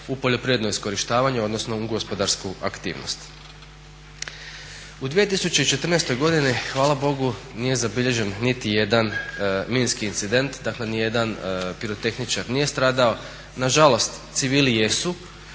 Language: Croatian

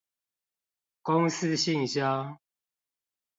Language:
Chinese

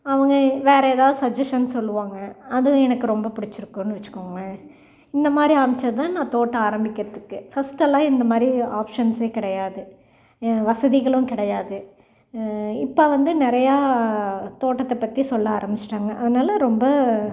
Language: Tamil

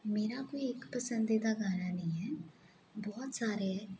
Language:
Punjabi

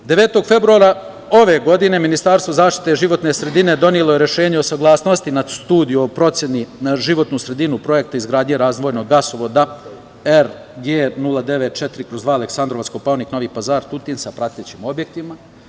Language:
Serbian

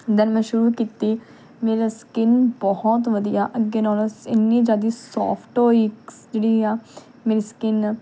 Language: Punjabi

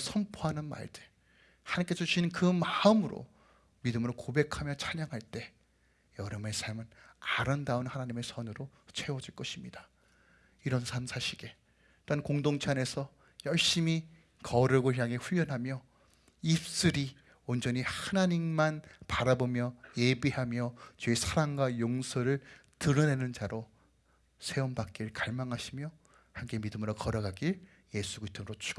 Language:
Korean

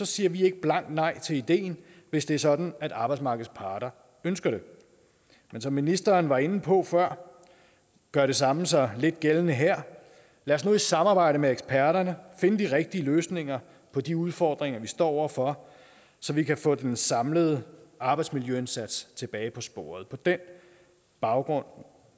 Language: Danish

